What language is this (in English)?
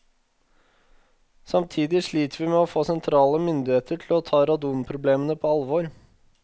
Norwegian